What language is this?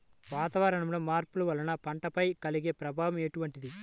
Telugu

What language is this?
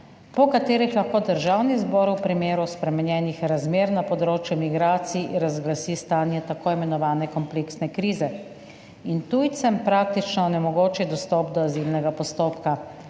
Slovenian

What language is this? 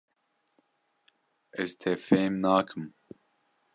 Kurdish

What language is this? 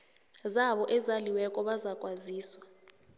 South Ndebele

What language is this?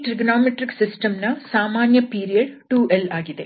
Kannada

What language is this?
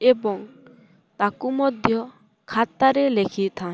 Odia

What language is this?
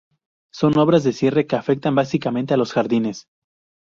Spanish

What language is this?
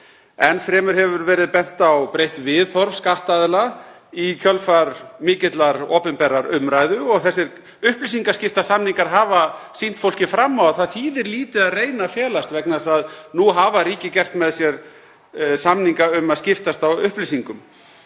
Icelandic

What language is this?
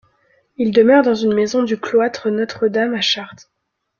French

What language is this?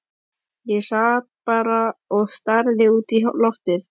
Icelandic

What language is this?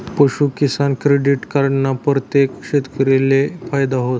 Marathi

